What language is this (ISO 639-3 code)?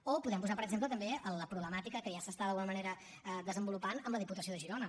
cat